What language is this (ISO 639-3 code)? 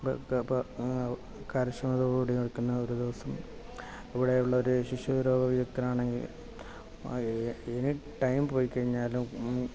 mal